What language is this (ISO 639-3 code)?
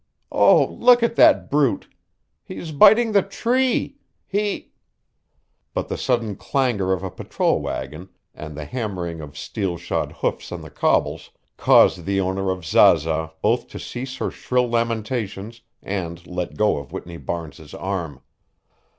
eng